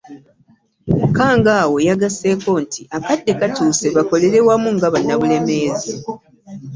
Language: Ganda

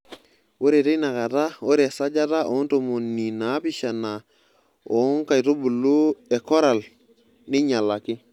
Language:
Masai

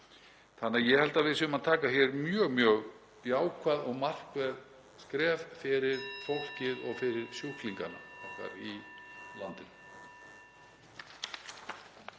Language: Icelandic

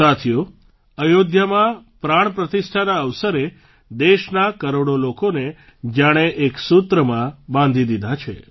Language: Gujarati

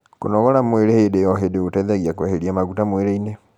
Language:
Kikuyu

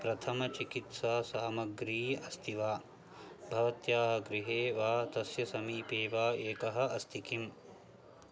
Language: Sanskrit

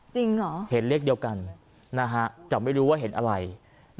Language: Thai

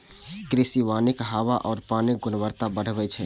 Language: Maithili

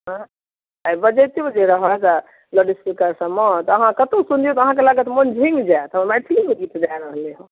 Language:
Maithili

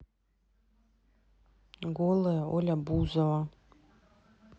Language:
Russian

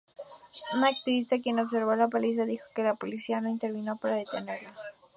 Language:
Spanish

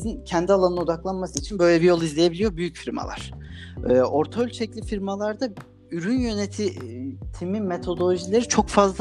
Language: Turkish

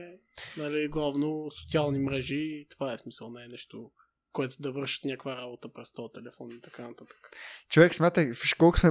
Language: Bulgarian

